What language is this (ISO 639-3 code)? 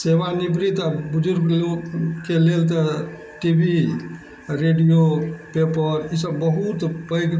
mai